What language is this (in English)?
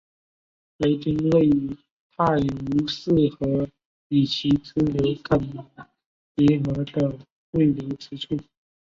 Chinese